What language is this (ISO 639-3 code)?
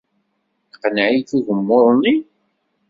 kab